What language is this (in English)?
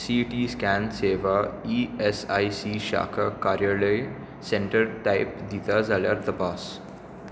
Konkani